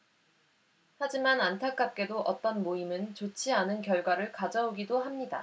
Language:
Korean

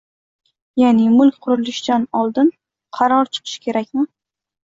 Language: Uzbek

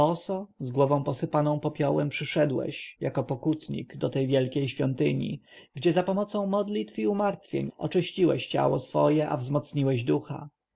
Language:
Polish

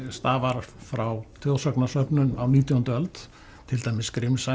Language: Icelandic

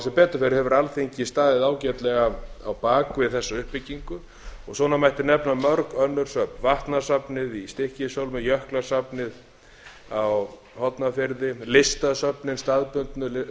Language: Icelandic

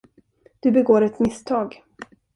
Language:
Swedish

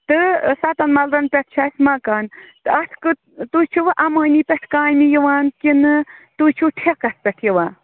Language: Kashmiri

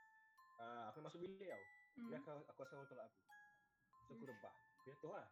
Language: Malay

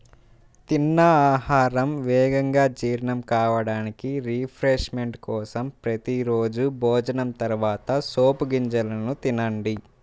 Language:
Telugu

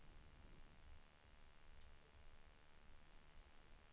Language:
Swedish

